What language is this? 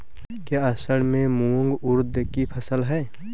Hindi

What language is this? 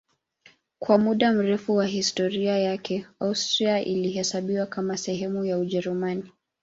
Swahili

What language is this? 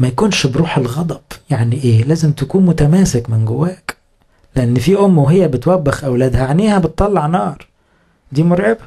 Arabic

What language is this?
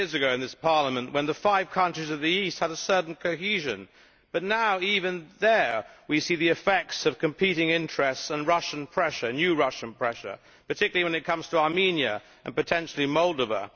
English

